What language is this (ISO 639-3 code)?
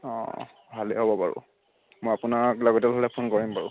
asm